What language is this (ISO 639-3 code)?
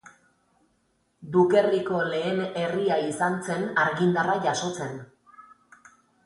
eus